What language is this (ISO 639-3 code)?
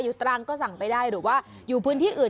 tha